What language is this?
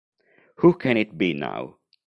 Italian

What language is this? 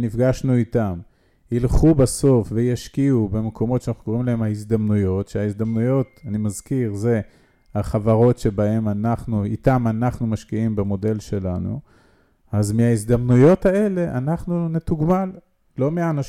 Hebrew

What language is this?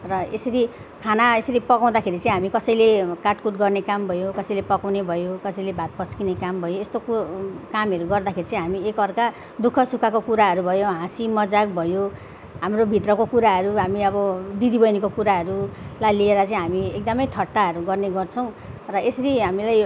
Nepali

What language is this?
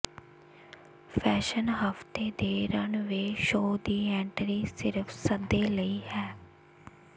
Punjabi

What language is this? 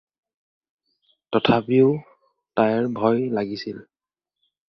Assamese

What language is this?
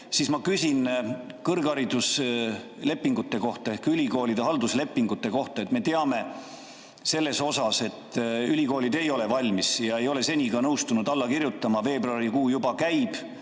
Estonian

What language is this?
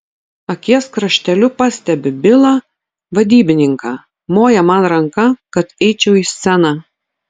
Lithuanian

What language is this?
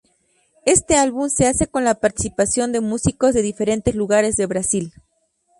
Spanish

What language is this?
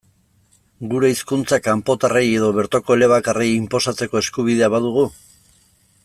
Basque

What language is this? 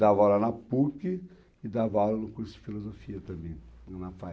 Portuguese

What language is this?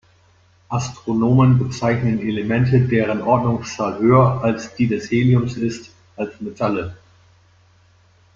German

